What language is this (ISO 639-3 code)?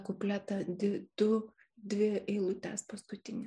lit